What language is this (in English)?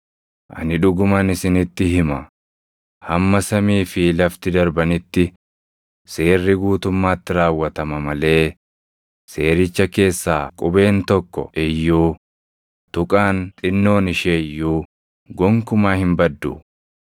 Oromo